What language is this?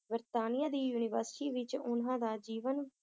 Punjabi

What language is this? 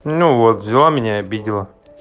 Russian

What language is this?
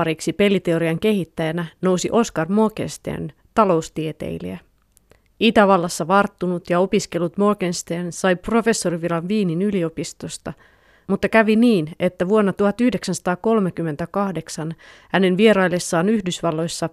Finnish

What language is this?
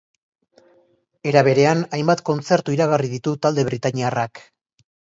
Basque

